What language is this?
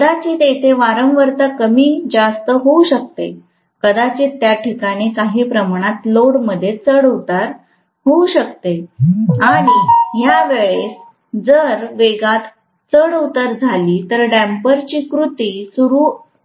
Marathi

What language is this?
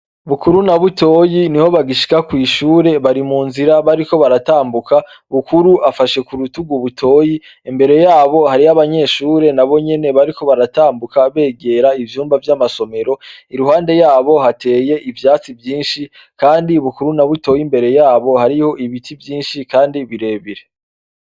Rundi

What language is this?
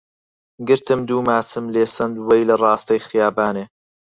Central Kurdish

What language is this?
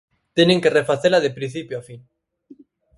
Galician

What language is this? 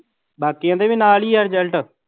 Punjabi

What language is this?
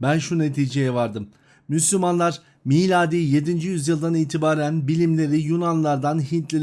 Turkish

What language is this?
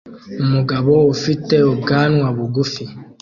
Kinyarwanda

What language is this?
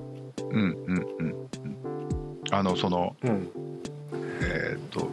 Japanese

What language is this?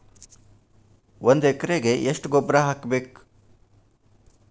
Kannada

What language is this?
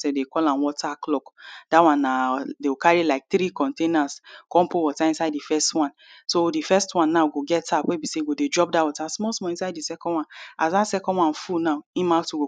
Nigerian Pidgin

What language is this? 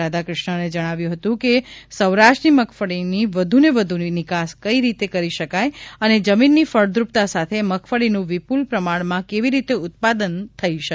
Gujarati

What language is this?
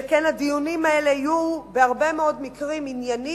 Hebrew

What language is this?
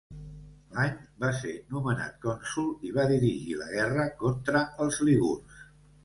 Catalan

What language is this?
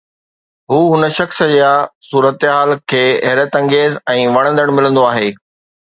Sindhi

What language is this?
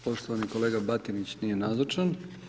Croatian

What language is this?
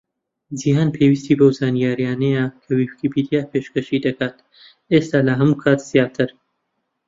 Central Kurdish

